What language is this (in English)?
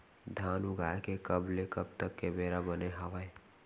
Chhattisgarhi